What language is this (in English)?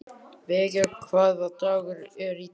Icelandic